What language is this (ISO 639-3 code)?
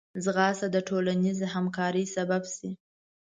pus